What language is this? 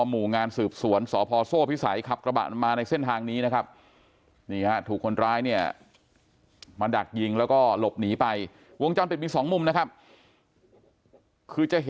Thai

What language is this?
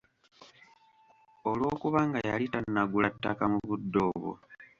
Ganda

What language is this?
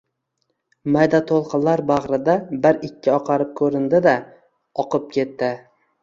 Uzbek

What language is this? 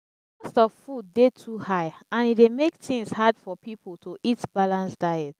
Nigerian Pidgin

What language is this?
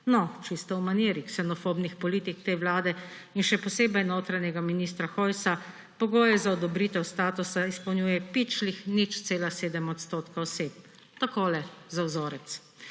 Slovenian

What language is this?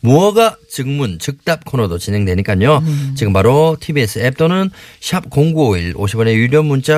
Korean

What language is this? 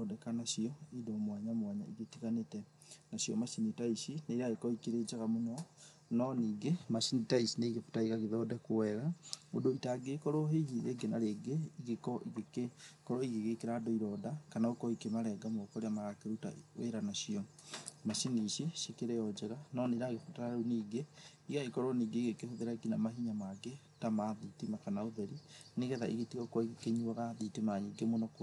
Kikuyu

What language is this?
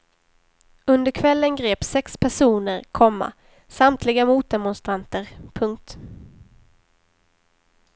Swedish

